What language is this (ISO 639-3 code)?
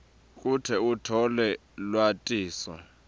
ssw